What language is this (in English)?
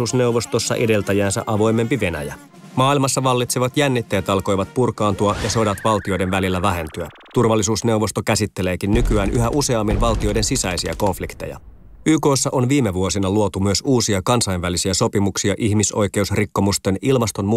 Finnish